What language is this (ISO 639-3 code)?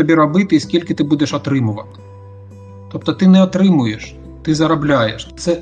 ukr